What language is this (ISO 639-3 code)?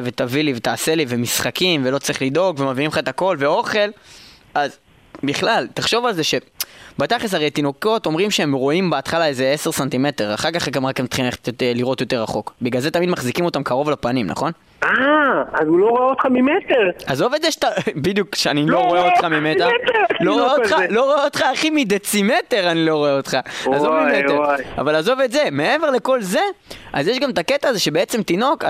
heb